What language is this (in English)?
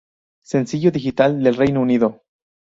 Spanish